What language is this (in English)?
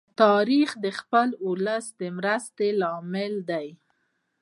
Pashto